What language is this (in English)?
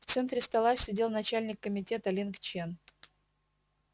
Russian